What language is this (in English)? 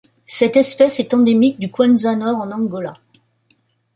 French